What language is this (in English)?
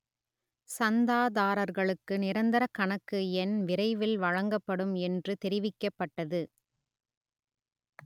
Tamil